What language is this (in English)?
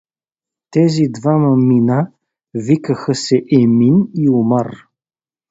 Bulgarian